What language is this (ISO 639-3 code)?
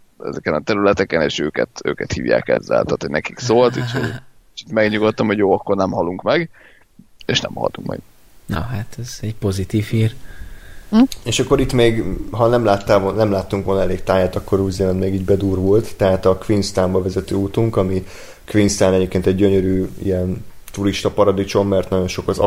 hun